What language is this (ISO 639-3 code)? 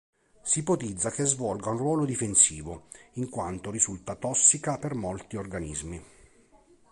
ita